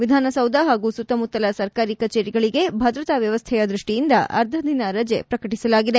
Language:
Kannada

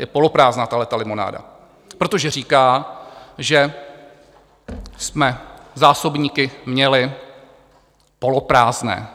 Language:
Czech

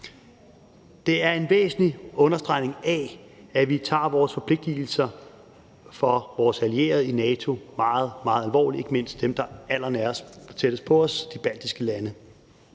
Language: Danish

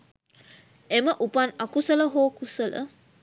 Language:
Sinhala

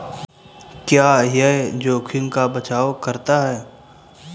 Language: Hindi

